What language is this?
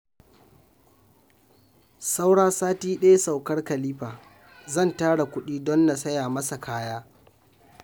Hausa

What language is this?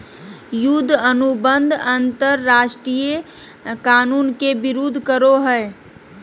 Magahi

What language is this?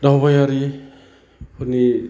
Bodo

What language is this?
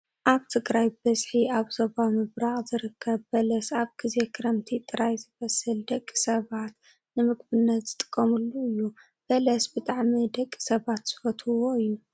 Tigrinya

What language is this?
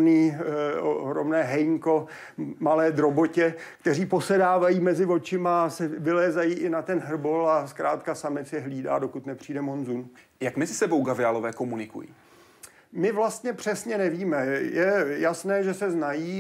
Czech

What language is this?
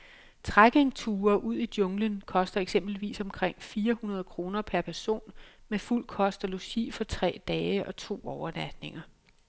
Danish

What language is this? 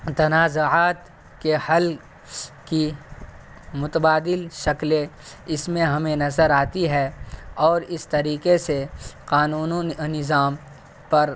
Urdu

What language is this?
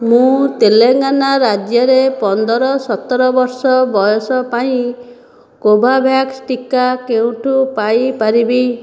Odia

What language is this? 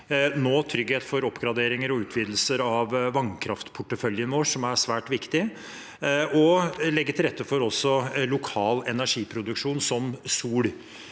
Norwegian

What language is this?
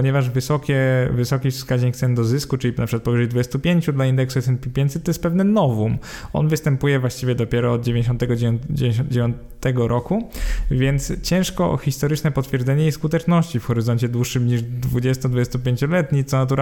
Polish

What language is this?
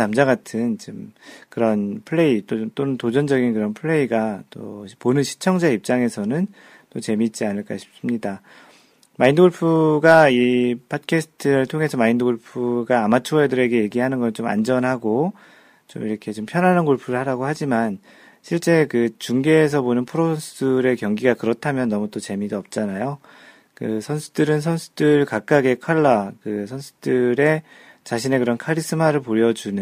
Korean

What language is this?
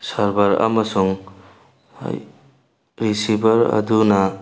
Manipuri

